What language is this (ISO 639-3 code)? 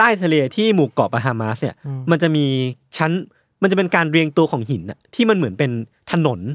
tha